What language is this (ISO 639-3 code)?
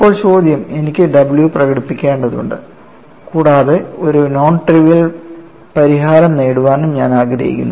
mal